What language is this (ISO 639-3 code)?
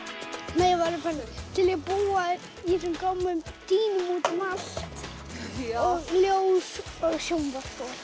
isl